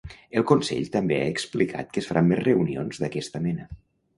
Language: Catalan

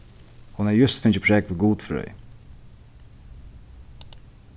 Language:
Faroese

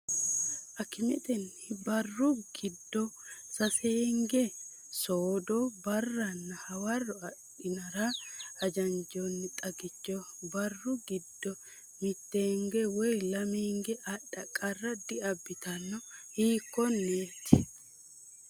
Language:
Sidamo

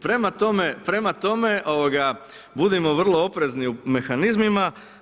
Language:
Croatian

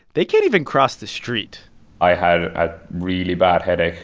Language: English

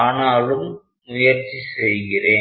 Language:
Tamil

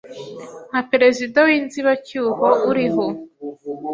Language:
Kinyarwanda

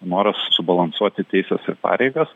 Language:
Lithuanian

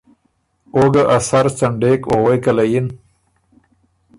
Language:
Ormuri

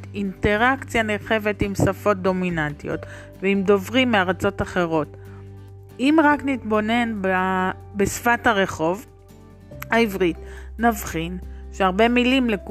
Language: Hebrew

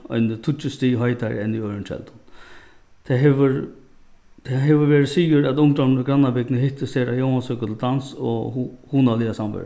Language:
Faroese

